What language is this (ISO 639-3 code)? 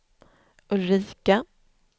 swe